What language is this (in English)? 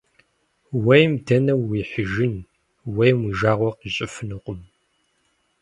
Kabardian